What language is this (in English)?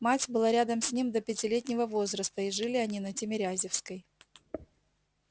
Russian